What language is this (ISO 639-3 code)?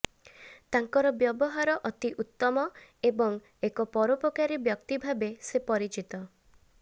ori